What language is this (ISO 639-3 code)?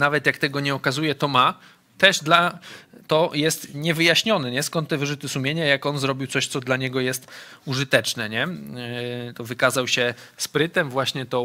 pol